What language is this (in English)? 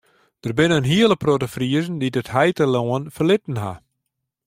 Western Frisian